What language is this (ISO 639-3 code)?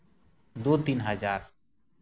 sat